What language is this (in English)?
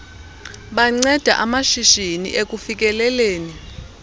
Xhosa